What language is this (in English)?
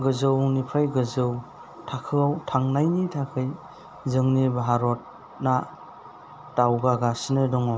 Bodo